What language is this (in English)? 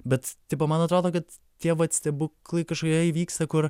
Lithuanian